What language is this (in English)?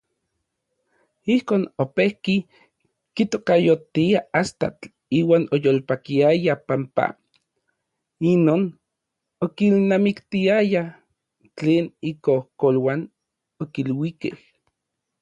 Orizaba Nahuatl